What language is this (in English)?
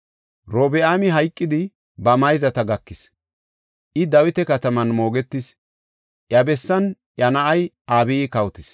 Gofa